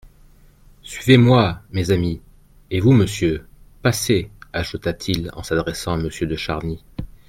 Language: French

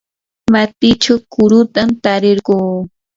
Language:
Yanahuanca Pasco Quechua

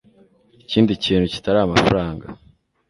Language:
Kinyarwanda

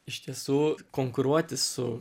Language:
Lithuanian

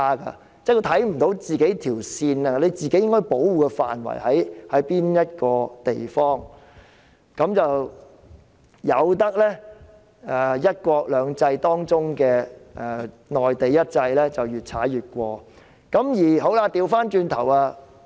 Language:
Cantonese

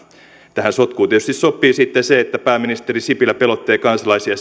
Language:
Finnish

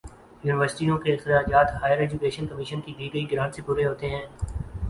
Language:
Urdu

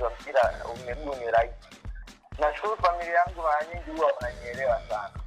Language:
Swahili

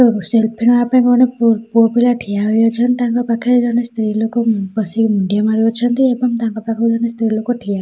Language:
Odia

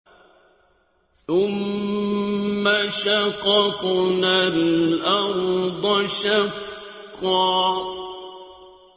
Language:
Arabic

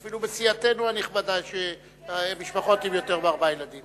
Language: Hebrew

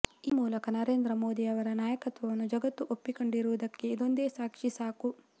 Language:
Kannada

